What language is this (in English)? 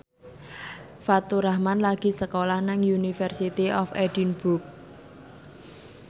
Javanese